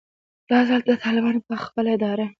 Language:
Pashto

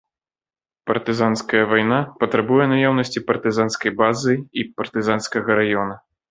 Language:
Belarusian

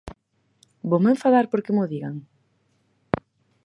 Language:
Galician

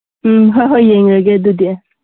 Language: Manipuri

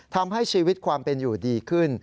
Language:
Thai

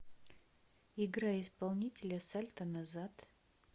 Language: Russian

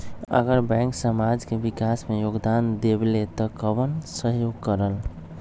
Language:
Magahi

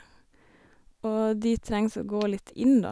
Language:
Norwegian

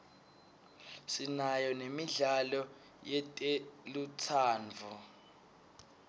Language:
Swati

